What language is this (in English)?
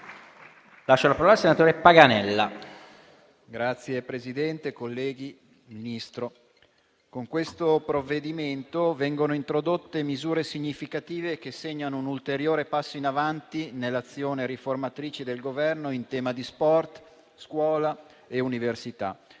Italian